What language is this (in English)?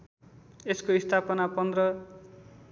Nepali